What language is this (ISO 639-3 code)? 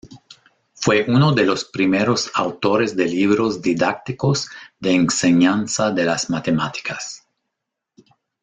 spa